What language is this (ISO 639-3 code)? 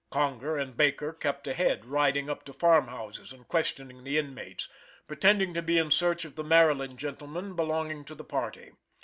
eng